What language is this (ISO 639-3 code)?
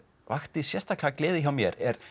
isl